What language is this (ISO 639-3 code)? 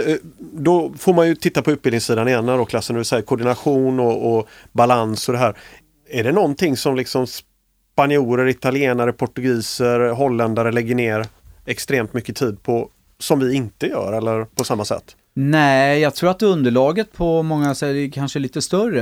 swe